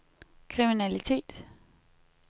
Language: Danish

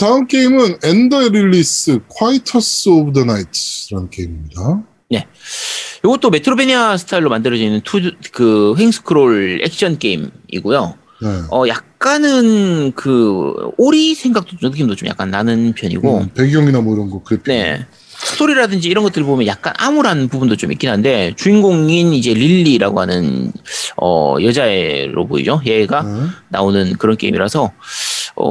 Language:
Korean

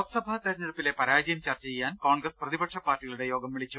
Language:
Malayalam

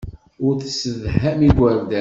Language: Kabyle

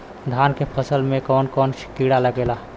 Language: Bhojpuri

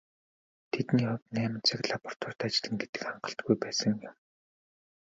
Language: Mongolian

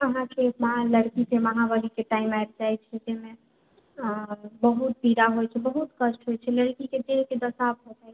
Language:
Maithili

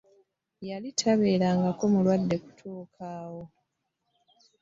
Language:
Ganda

